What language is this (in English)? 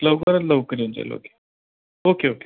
Marathi